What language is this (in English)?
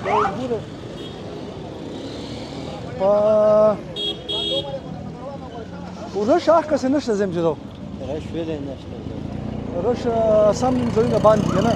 Arabic